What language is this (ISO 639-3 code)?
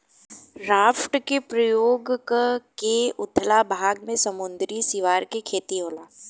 bho